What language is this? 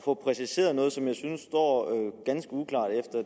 Danish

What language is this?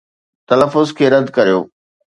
Sindhi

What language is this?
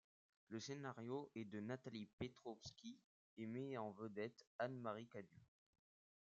French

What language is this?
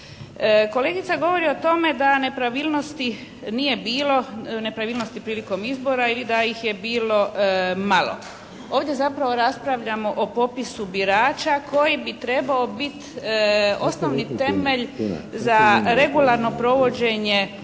Croatian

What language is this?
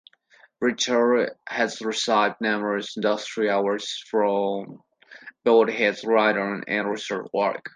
English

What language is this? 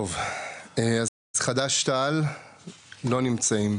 Hebrew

